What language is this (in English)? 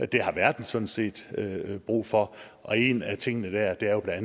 Danish